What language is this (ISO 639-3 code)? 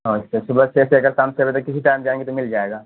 urd